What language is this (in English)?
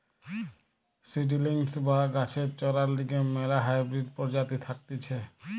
Bangla